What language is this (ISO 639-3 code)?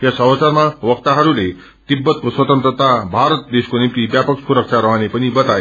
nep